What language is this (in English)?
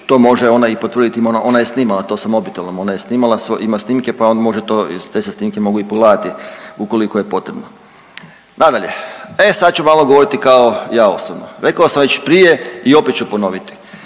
Croatian